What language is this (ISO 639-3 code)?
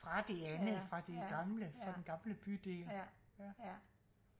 dan